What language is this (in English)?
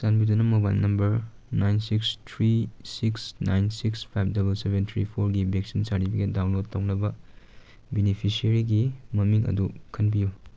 Manipuri